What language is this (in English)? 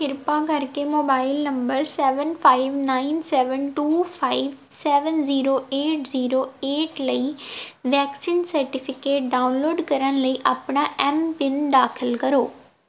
Punjabi